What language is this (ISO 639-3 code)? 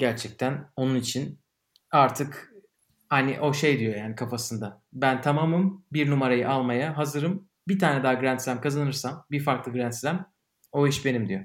tur